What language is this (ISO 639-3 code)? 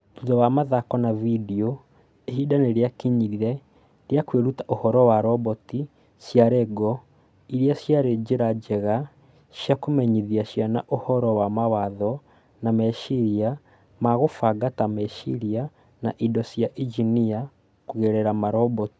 kik